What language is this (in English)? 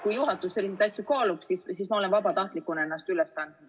Estonian